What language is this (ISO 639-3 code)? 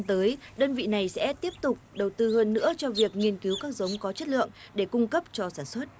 vie